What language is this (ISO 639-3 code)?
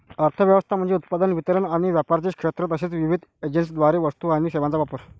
mar